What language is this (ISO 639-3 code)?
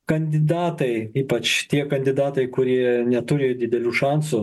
lit